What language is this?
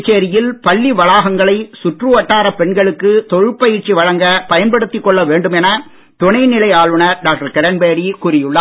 Tamil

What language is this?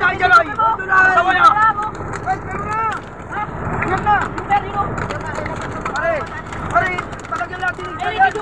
Arabic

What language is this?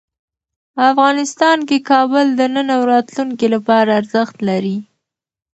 Pashto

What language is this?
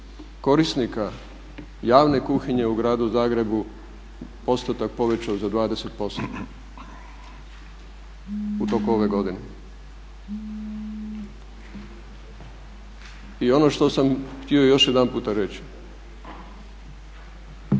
Croatian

